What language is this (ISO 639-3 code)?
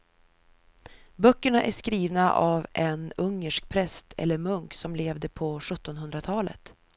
swe